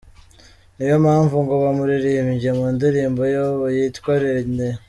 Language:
Kinyarwanda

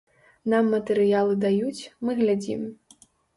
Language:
Belarusian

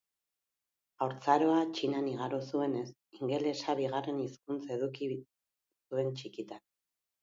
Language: Basque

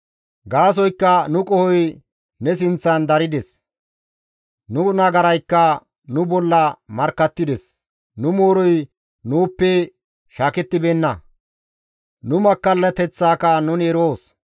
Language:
Gamo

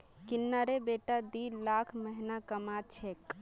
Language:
Magahi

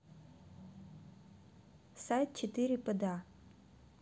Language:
Russian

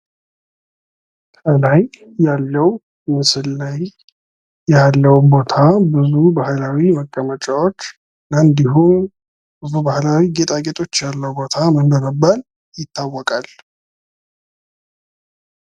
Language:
Amharic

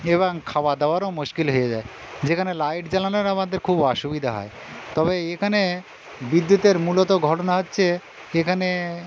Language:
Bangla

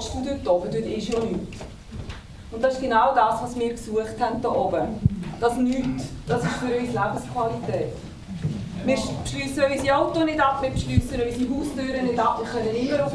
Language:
German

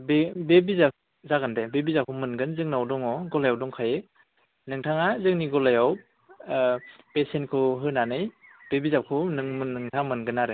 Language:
Bodo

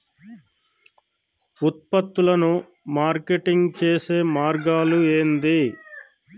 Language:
Telugu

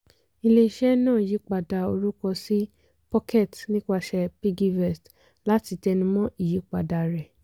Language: Yoruba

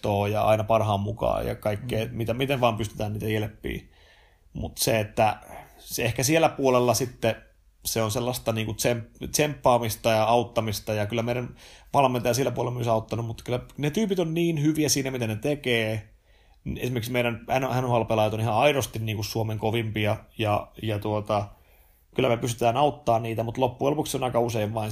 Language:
Finnish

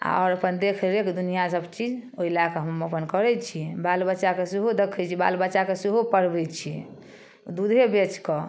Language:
Maithili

